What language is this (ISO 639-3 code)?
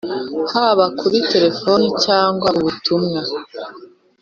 kin